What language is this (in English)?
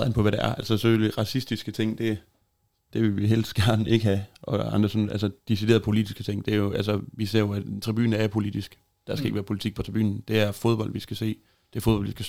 Danish